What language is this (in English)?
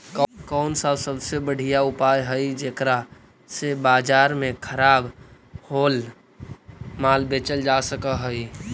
Magahi